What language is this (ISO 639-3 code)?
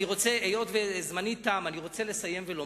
heb